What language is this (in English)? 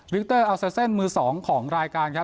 Thai